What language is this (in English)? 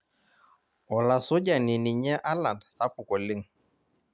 Masai